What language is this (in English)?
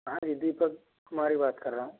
Hindi